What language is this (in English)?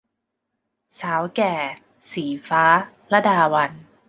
Thai